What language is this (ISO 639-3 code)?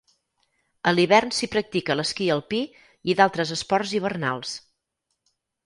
cat